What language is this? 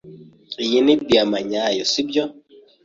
Kinyarwanda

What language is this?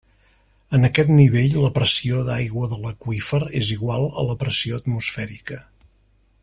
Catalan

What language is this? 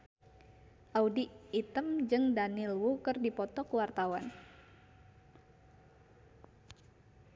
Sundanese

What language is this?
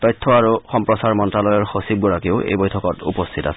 Assamese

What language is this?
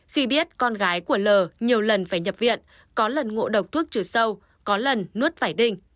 Vietnamese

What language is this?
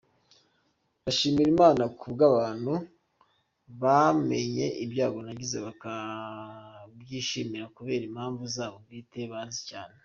Kinyarwanda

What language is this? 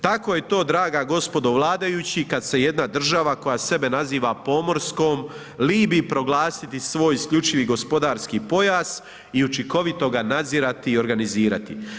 Croatian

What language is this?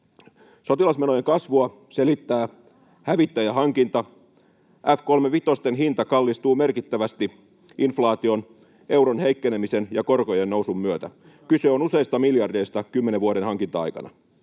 Finnish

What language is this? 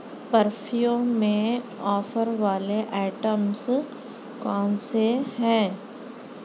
Urdu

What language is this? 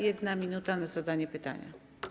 Polish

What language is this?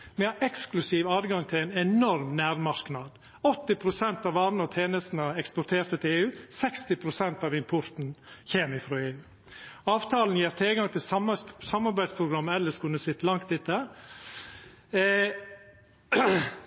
Norwegian Nynorsk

